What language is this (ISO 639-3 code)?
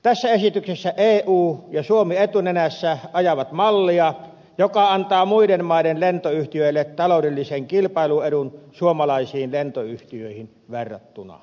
fin